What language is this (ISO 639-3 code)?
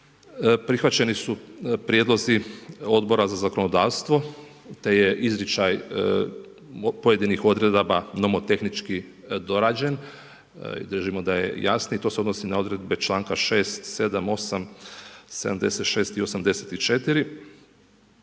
hrv